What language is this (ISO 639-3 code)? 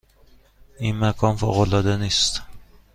fas